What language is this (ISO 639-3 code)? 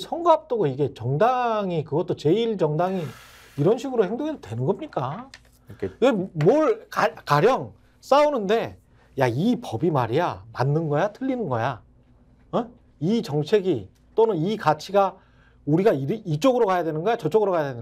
kor